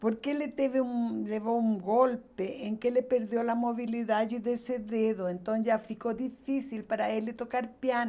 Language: Portuguese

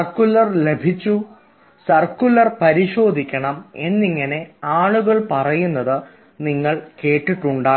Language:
Malayalam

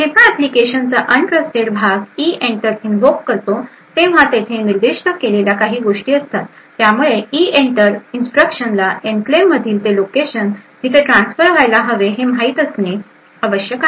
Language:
Marathi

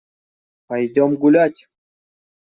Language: Russian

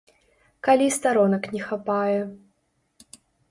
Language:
Belarusian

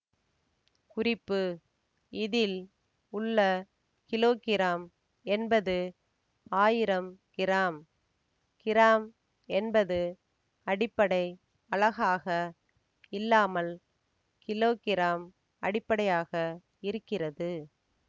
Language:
Tamil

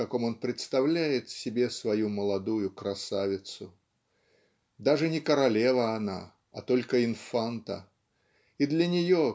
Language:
Russian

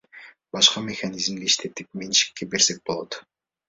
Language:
Kyrgyz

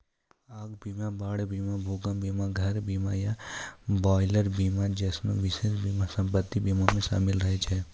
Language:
Maithili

